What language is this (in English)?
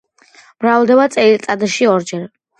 Georgian